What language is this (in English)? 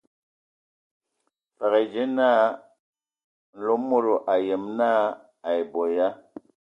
Ewondo